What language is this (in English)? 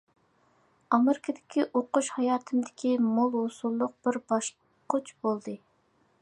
Uyghur